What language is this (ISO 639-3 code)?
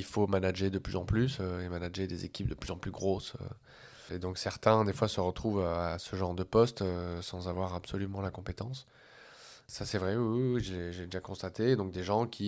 fra